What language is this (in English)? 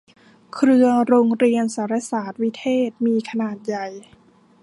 Thai